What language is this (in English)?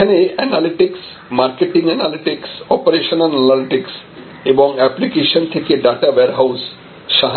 Bangla